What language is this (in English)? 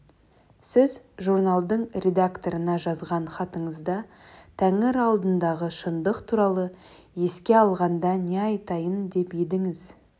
Kazakh